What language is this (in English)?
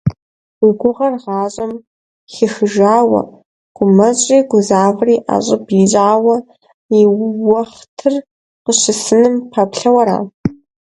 Kabardian